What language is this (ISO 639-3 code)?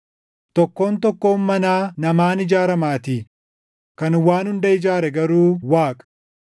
orm